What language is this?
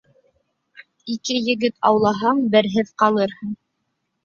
Bashkir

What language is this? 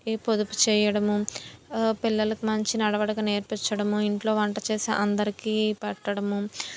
Telugu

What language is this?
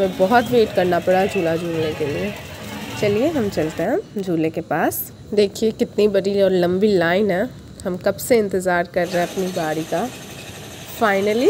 Hindi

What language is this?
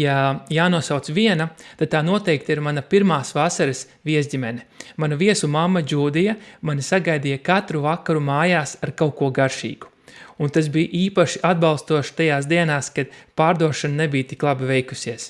Latvian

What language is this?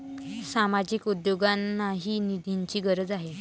Marathi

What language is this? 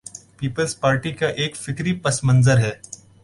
Urdu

